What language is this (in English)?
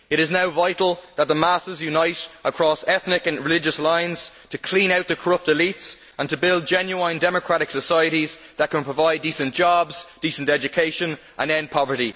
English